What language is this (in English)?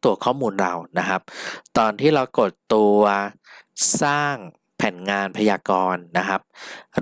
Thai